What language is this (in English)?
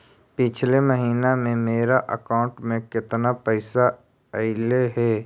Magahi